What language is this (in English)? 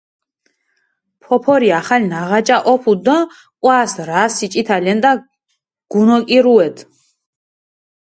Mingrelian